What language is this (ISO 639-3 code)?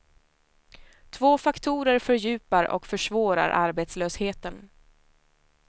swe